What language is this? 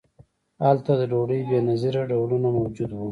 Pashto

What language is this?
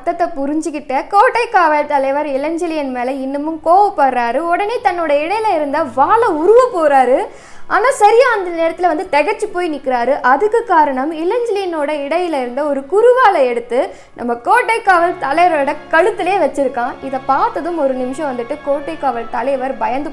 Tamil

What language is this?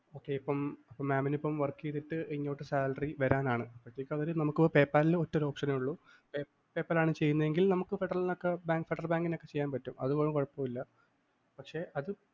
Malayalam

